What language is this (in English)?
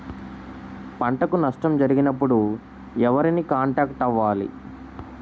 Telugu